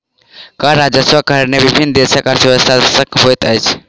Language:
Maithili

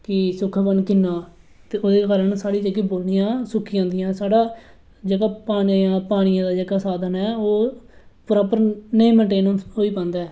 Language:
Dogri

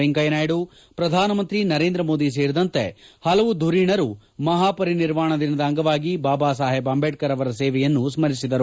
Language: Kannada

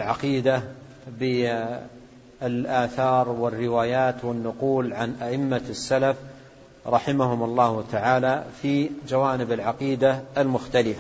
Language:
Arabic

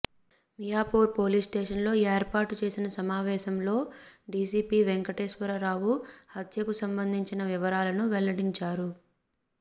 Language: Telugu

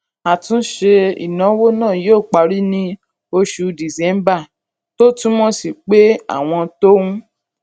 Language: Yoruba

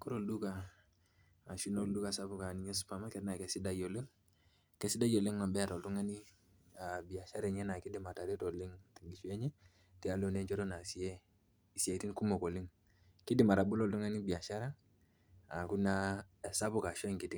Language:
Masai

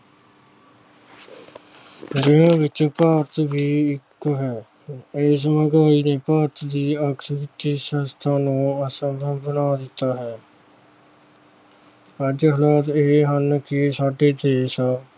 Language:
Punjabi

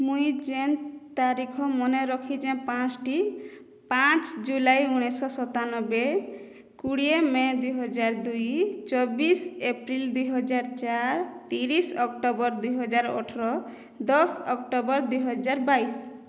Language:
Odia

